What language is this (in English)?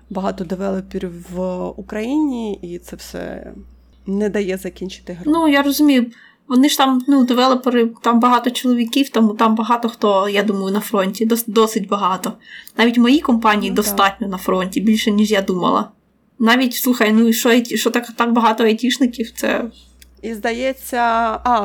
Ukrainian